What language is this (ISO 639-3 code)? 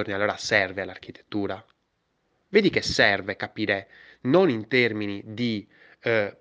ita